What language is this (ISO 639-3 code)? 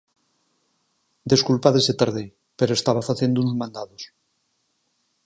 glg